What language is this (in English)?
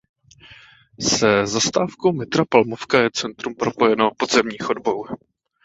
Czech